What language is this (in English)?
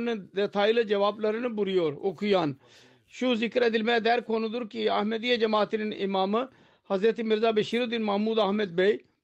Turkish